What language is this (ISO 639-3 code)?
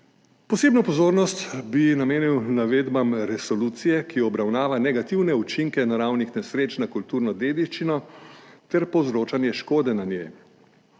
slv